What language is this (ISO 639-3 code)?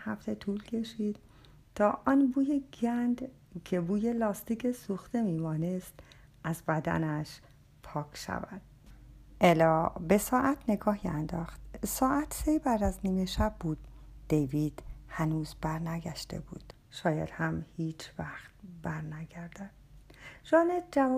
fas